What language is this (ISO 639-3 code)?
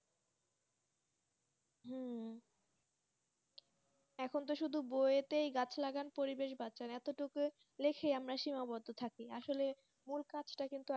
ben